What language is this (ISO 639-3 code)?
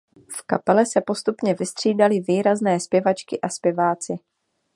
ces